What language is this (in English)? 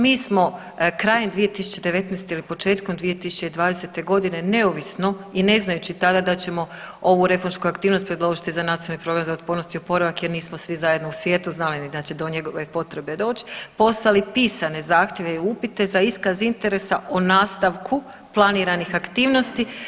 Croatian